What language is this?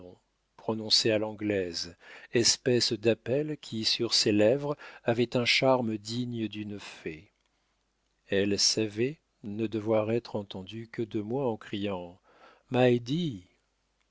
French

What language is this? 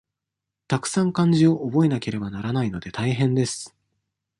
Japanese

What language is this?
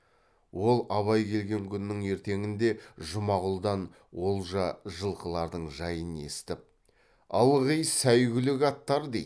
Kazakh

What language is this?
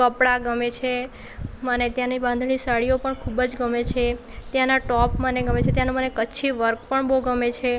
Gujarati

